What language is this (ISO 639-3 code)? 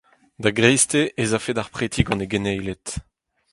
bre